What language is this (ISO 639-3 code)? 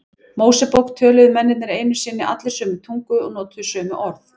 isl